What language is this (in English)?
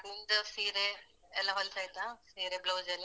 Kannada